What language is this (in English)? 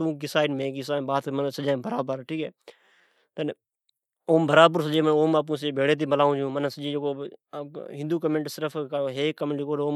Od